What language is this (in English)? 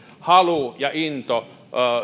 Finnish